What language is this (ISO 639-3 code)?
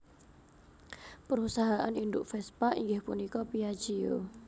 jav